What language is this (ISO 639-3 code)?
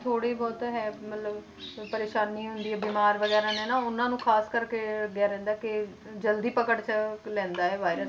pan